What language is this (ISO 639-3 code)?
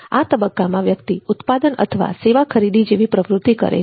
guj